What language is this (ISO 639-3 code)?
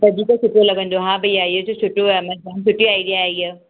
snd